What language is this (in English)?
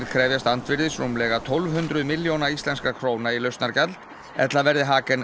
Icelandic